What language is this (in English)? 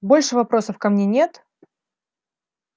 Russian